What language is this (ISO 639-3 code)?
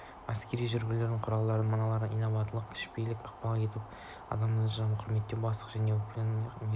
kaz